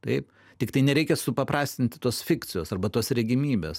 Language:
Lithuanian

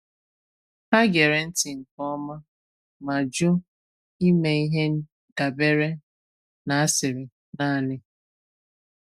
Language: Igbo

